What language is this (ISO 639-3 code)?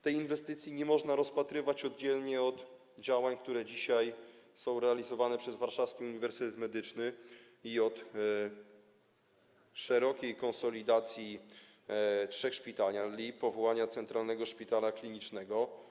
pol